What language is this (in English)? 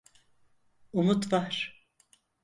Turkish